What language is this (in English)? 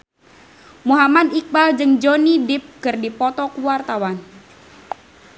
Sundanese